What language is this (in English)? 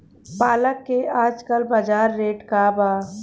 Bhojpuri